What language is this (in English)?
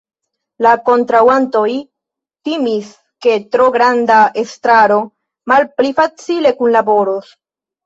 Esperanto